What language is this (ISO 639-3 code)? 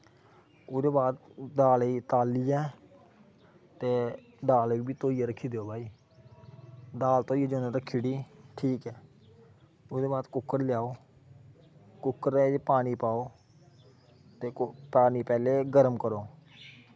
doi